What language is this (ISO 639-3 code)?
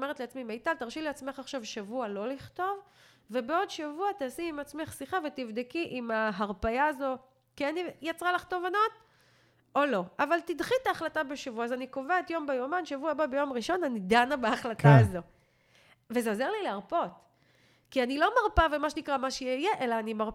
heb